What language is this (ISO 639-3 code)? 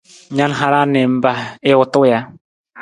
nmz